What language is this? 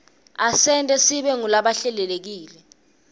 Swati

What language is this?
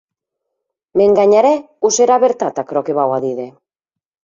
Occitan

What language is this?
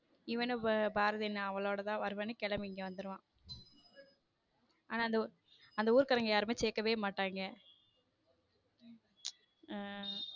Tamil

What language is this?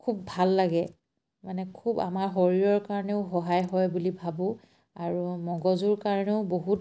Assamese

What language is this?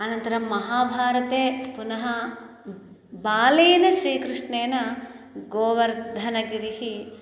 Sanskrit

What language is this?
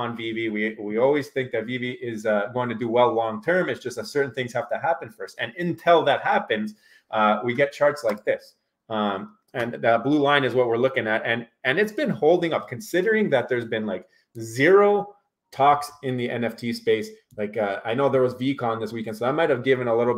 English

